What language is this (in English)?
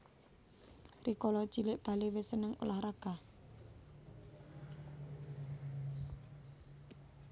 Javanese